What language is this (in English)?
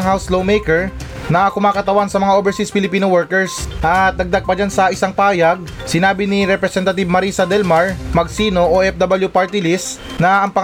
Filipino